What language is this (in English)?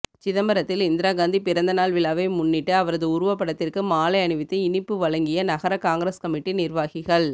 Tamil